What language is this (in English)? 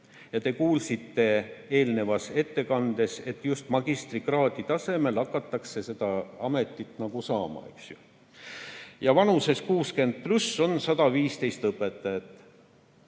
Estonian